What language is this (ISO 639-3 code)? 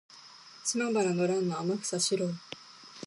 jpn